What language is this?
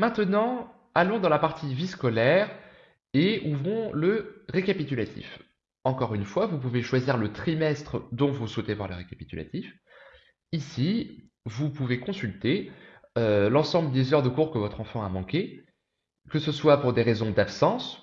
French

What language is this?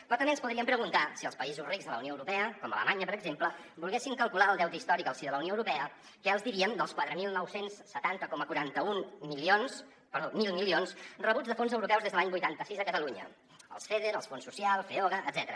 Catalan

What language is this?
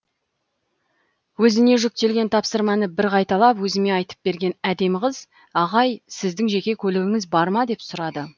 Kazakh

